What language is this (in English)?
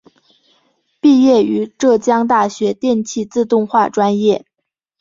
Chinese